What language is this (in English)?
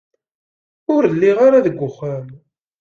Kabyle